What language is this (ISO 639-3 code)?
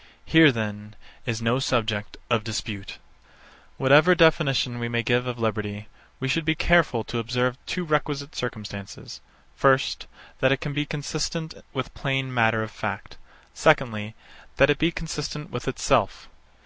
eng